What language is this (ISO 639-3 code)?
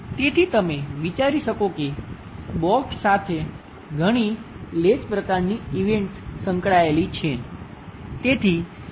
guj